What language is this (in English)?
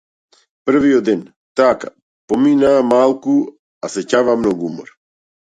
Macedonian